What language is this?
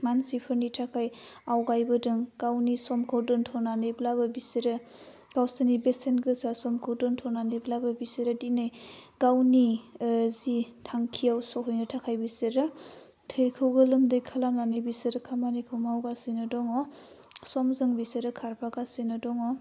Bodo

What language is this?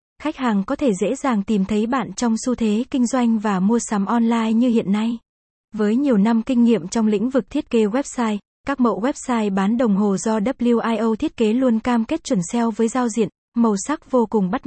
Vietnamese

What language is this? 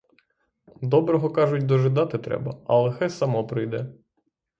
Ukrainian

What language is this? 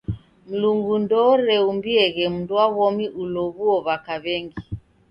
Taita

